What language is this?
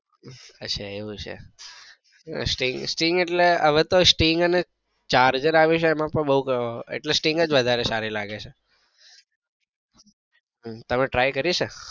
Gujarati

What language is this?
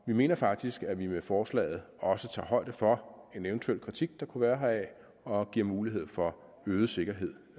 Danish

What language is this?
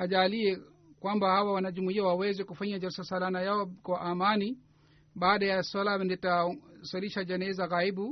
Swahili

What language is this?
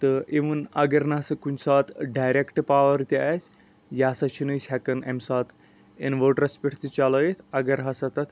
Kashmiri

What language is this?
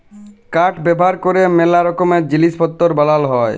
Bangla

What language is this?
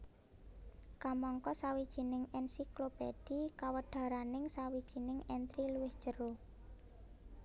Javanese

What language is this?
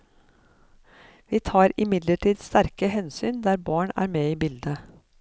Norwegian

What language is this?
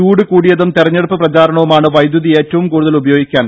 Malayalam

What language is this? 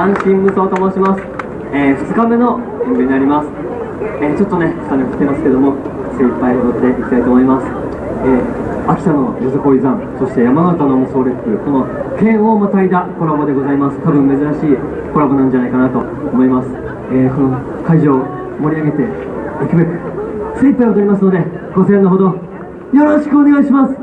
Japanese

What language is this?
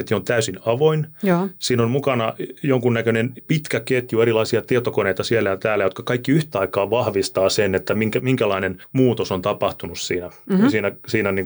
Finnish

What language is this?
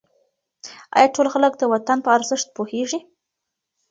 Pashto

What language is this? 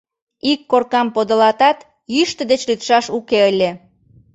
Mari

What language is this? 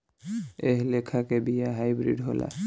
Bhojpuri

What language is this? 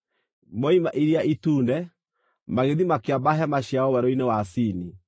Kikuyu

